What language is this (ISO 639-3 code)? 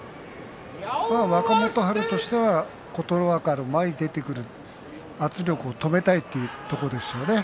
jpn